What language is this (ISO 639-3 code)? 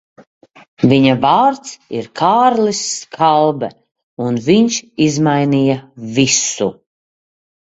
lav